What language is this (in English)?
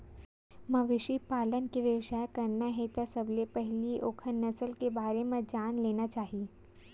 Chhattisgarhi